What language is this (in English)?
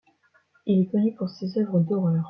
French